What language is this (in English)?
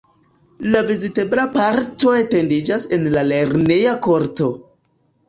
Esperanto